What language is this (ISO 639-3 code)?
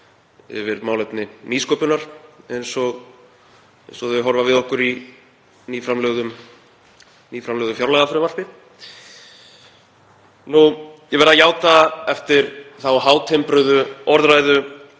isl